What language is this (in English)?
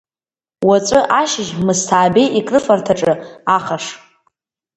Abkhazian